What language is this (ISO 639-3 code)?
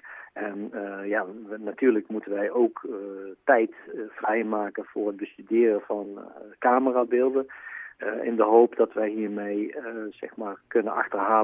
nld